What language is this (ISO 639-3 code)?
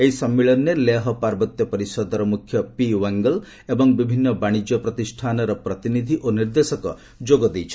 ori